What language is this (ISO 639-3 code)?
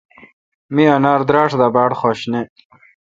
xka